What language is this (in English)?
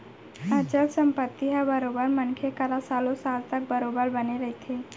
Chhattisgarhi